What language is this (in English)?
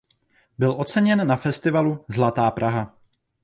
Czech